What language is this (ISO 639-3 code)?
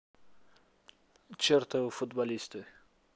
rus